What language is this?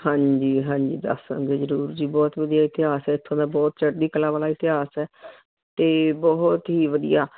Punjabi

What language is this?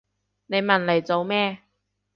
Cantonese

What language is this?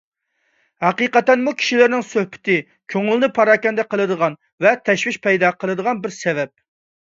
Uyghur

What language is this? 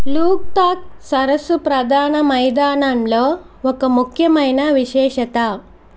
Telugu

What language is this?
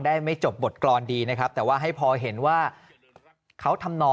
Thai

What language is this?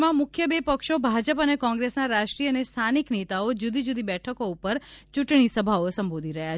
Gujarati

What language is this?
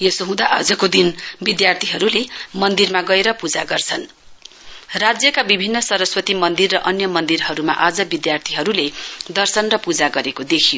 Nepali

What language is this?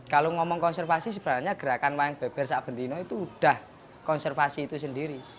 Indonesian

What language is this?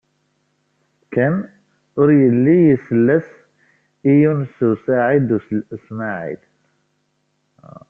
Kabyle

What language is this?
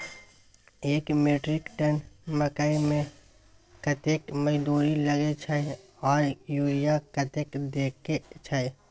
Maithili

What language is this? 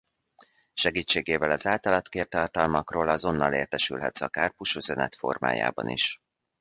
Hungarian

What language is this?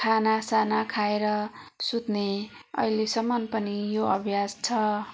Nepali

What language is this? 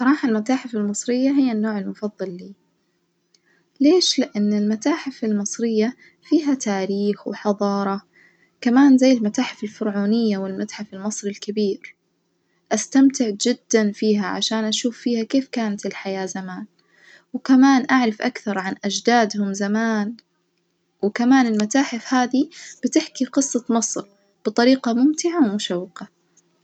Najdi Arabic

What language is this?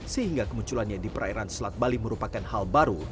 Indonesian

